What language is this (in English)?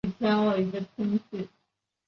Chinese